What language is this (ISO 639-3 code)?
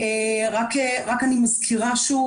heb